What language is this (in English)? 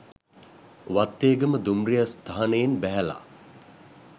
Sinhala